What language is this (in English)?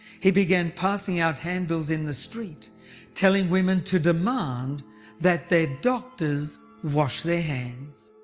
English